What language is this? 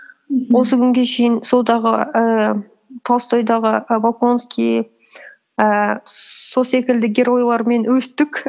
Kazakh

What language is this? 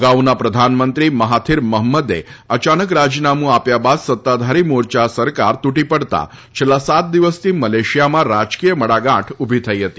Gujarati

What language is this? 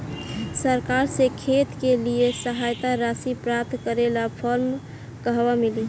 Bhojpuri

